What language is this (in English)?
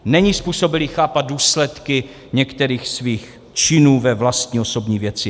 Czech